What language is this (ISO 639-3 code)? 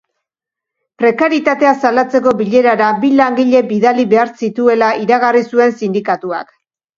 eus